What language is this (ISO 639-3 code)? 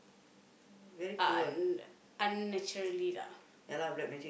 eng